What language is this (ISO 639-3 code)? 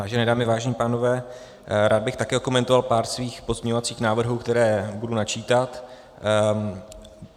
ces